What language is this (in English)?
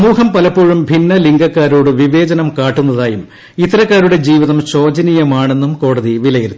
Malayalam